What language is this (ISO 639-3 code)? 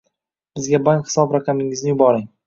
uzb